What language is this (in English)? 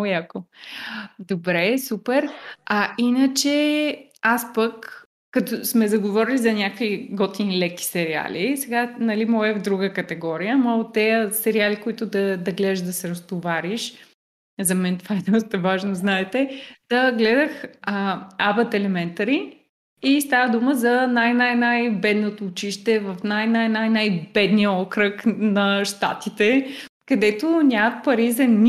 Bulgarian